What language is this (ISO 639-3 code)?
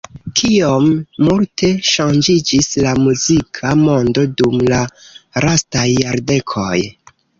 epo